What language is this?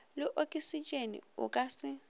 Northern Sotho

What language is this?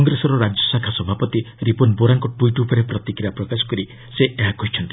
Odia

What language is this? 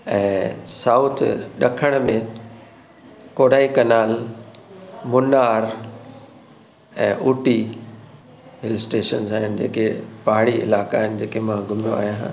Sindhi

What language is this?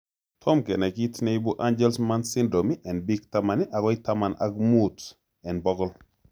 Kalenjin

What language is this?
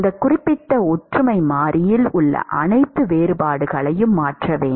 Tamil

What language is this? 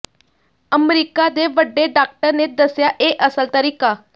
Punjabi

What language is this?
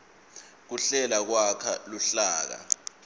Swati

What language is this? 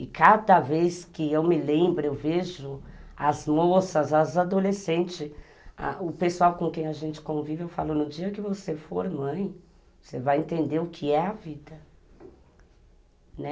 Portuguese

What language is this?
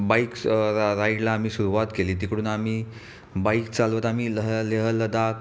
Marathi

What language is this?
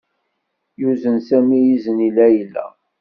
Kabyle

